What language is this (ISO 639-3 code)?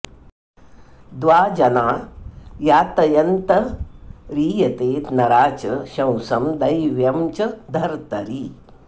san